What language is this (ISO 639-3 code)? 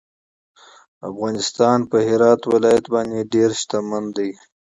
pus